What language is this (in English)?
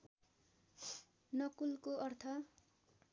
Nepali